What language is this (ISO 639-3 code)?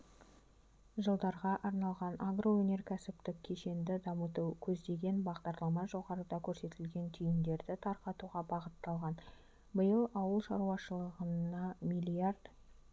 kaz